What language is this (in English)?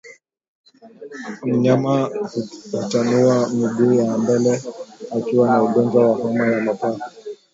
Swahili